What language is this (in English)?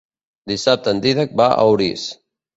Catalan